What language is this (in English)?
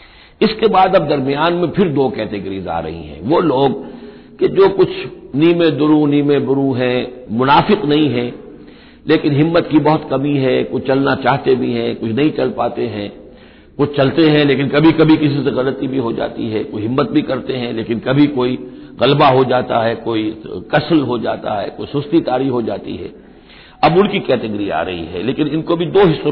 Hindi